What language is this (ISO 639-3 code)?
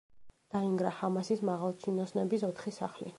kat